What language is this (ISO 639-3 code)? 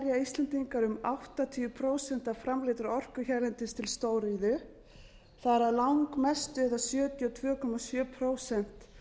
isl